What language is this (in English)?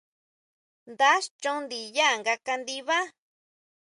Huautla Mazatec